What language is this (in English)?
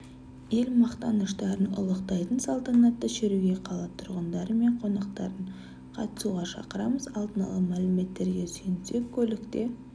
Kazakh